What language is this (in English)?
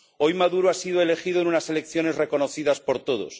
Spanish